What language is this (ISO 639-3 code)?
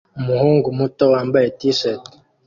kin